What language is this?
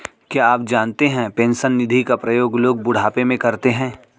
Hindi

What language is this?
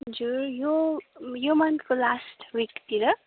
Nepali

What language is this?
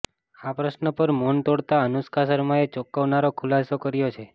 Gujarati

